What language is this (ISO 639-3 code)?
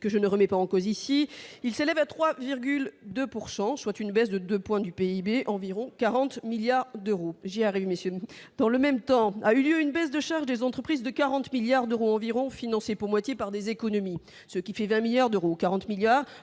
fra